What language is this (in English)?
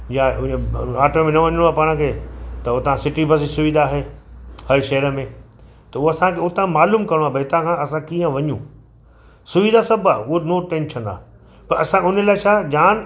Sindhi